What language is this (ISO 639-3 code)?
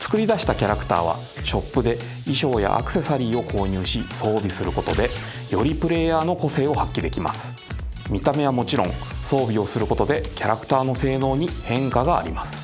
jpn